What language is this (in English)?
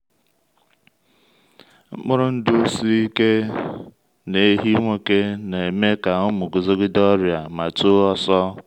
Igbo